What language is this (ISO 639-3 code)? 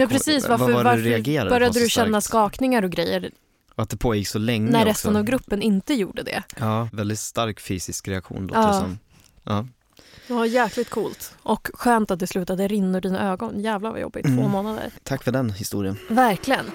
swe